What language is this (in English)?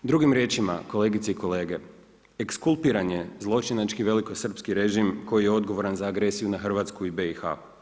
Croatian